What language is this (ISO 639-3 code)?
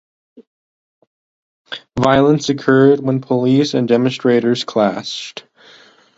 eng